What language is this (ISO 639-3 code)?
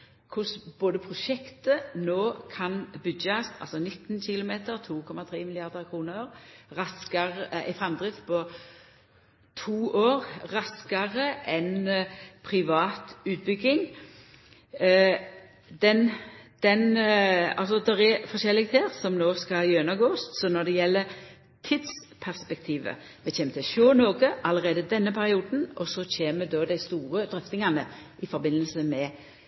nno